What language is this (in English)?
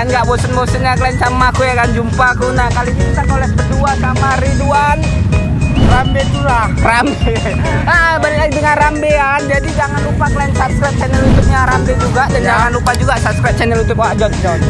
Indonesian